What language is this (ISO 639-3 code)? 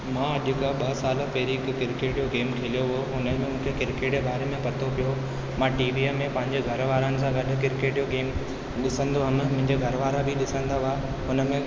snd